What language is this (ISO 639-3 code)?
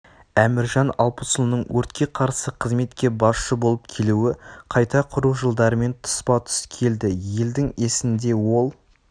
kaz